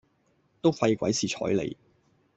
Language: Cantonese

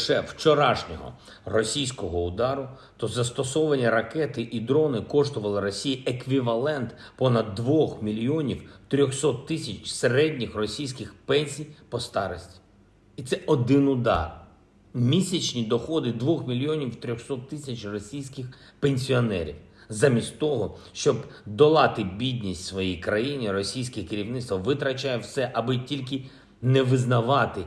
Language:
Ukrainian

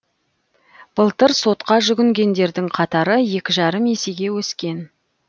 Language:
Kazakh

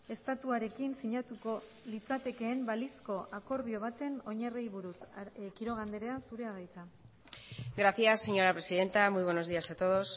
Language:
Basque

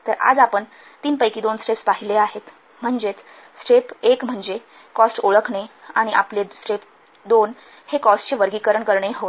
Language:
Marathi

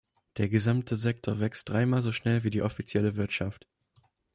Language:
German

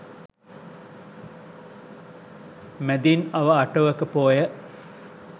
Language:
Sinhala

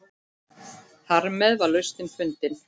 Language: Icelandic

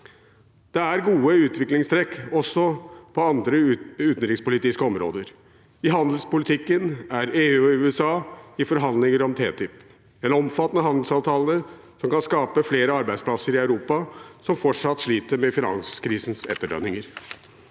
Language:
Norwegian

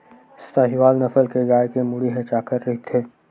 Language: Chhattisgarhi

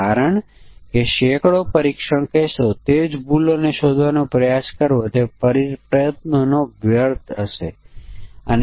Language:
Gujarati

